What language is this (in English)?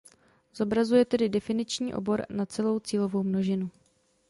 Czech